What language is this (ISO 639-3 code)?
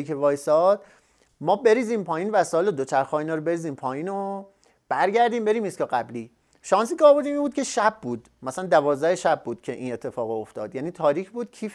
fas